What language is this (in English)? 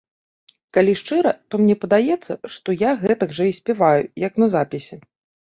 Belarusian